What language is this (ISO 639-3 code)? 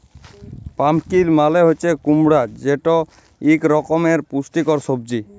ben